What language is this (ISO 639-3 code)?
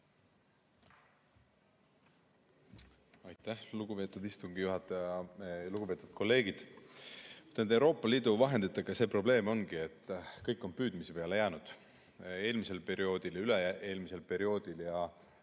est